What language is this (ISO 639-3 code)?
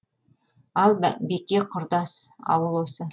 kaz